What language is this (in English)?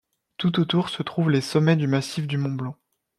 French